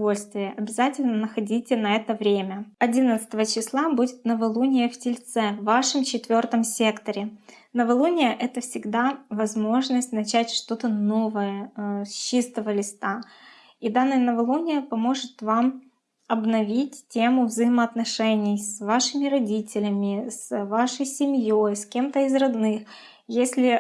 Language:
Russian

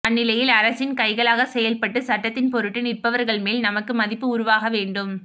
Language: Tamil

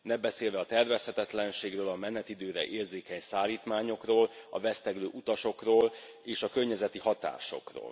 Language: Hungarian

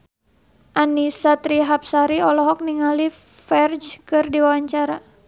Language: Sundanese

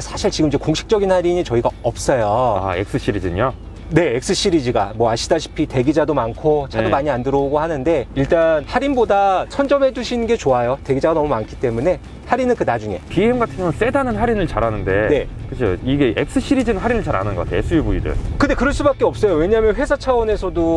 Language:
Korean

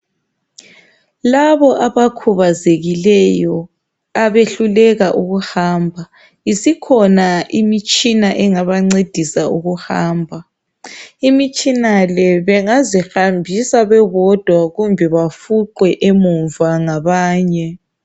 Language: North Ndebele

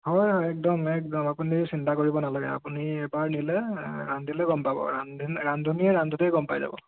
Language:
Assamese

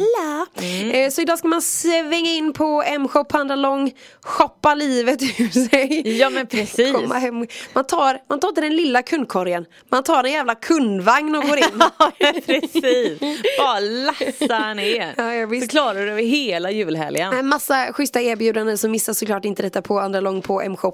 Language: Swedish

